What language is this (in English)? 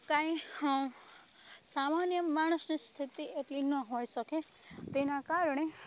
Gujarati